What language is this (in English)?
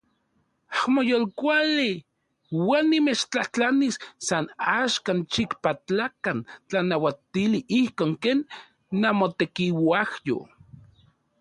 Central Puebla Nahuatl